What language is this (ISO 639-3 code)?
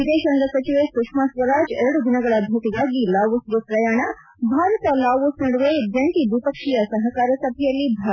kan